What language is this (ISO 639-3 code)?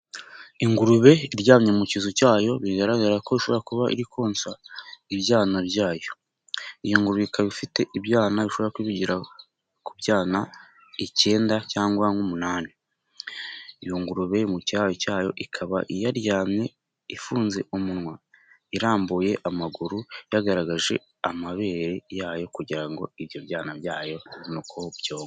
kin